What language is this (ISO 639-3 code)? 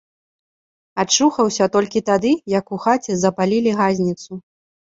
bel